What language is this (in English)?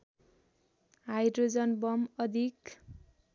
Nepali